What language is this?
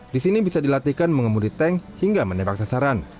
Indonesian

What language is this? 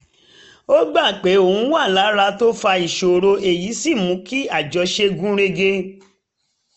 Yoruba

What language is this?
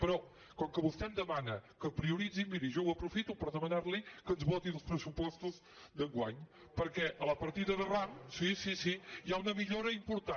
Catalan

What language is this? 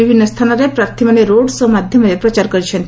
Odia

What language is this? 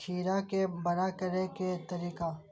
Maithili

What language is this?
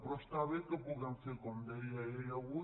Catalan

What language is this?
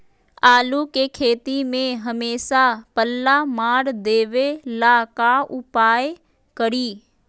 Magahi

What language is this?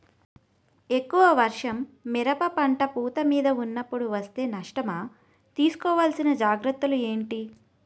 Telugu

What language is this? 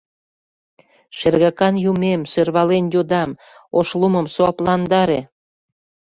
Mari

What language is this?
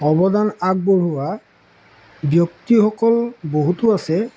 Assamese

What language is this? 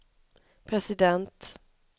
Swedish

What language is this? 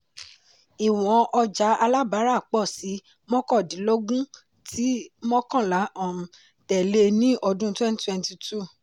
Yoruba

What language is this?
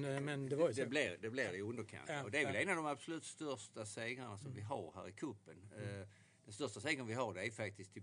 Swedish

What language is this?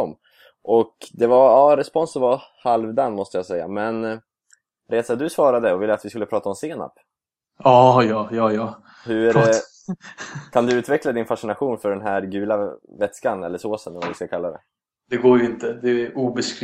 Swedish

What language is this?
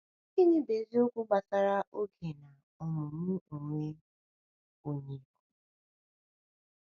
Igbo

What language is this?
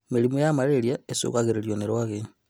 Kikuyu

